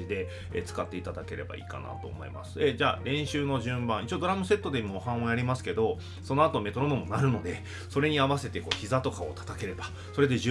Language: Japanese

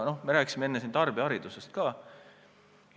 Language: Estonian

